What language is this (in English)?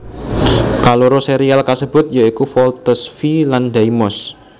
Javanese